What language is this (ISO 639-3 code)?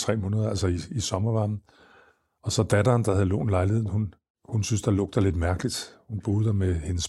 dan